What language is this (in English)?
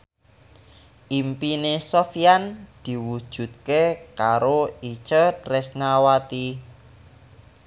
Javanese